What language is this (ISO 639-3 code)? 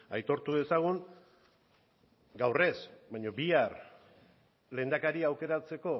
eus